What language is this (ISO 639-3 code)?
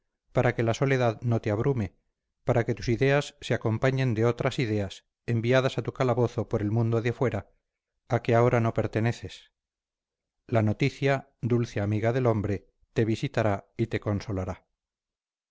spa